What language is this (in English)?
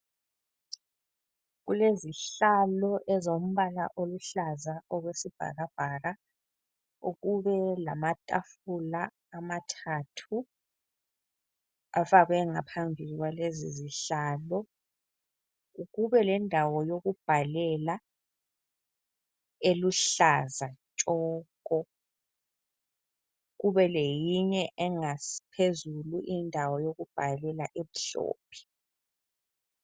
North Ndebele